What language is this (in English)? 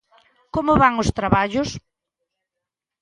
Galician